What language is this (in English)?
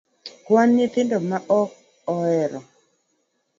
Luo (Kenya and Tanzania)